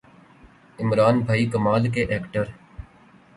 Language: Urdu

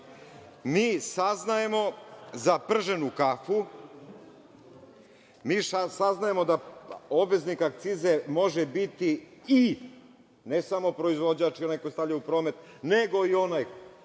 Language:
Serbian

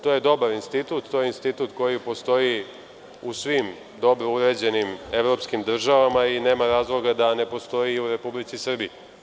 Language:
Serbian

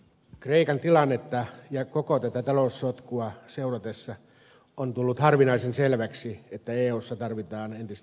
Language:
Finnish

